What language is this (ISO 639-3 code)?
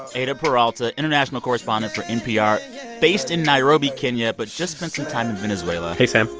eng